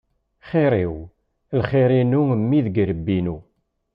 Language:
Kabyle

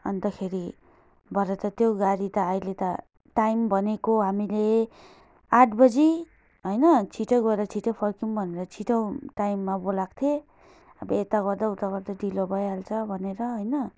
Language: Nepali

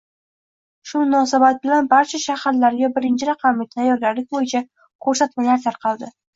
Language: Uzbek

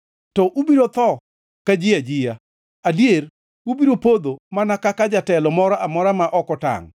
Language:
Luo (Kenya and Tanzania)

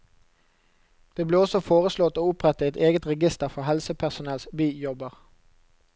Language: Norwegian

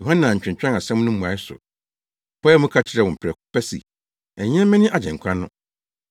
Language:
Akan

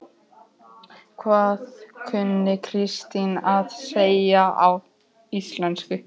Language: Icelandic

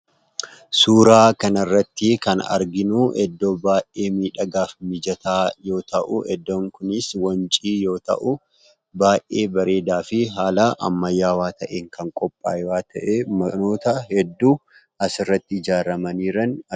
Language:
Oromo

